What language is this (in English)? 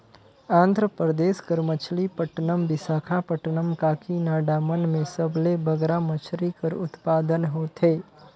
Chhattisgarhi